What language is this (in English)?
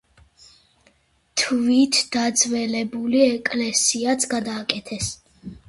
Georgian